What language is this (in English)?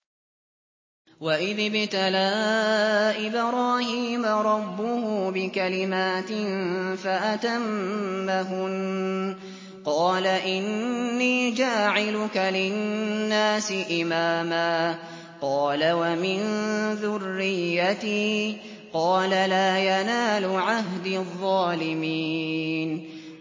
Arabic